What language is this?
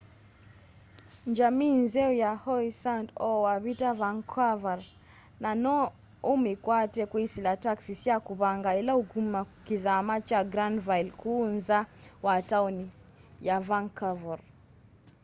Kamba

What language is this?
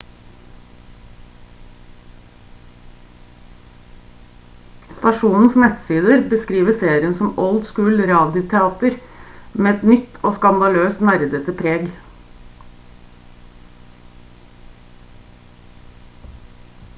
Norwegian Bokmål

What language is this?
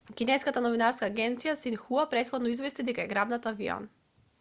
Macedonian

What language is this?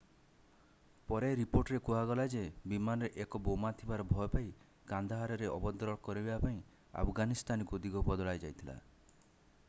Odia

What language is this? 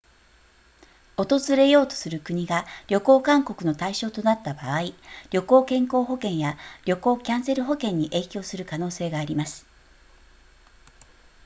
Japanese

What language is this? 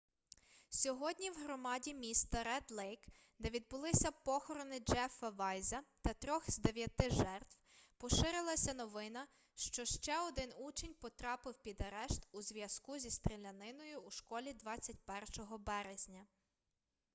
Ukrainian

